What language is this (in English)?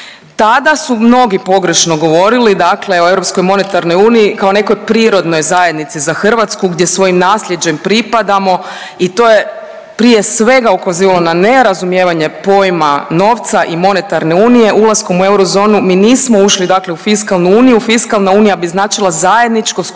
Croatian